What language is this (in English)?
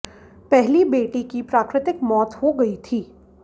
Hindi